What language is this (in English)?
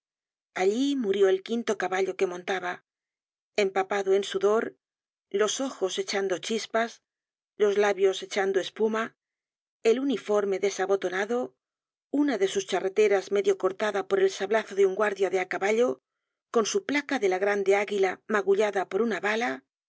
Spanish